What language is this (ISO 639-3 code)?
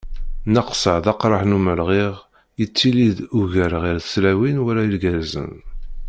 kab